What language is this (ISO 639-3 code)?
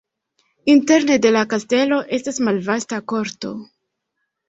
epo